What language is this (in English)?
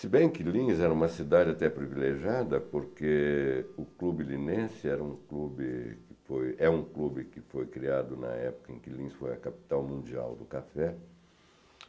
Portuguese